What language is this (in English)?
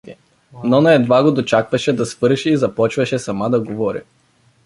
Bulgarian